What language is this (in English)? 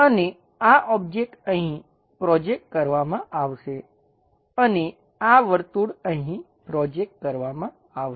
Gujarati